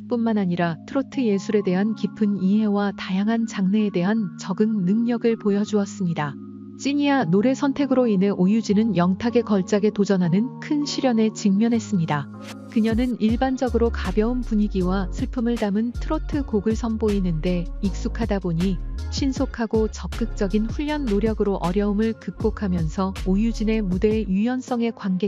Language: Korean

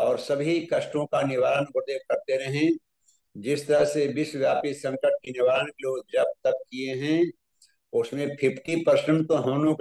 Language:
Hindi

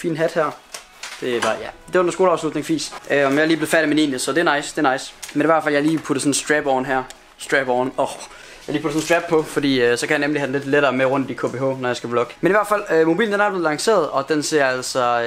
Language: Danish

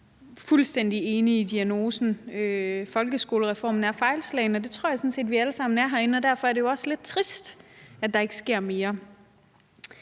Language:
Danish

